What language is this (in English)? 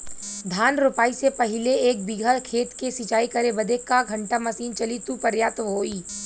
Bhojpuri